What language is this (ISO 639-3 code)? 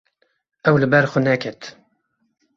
kur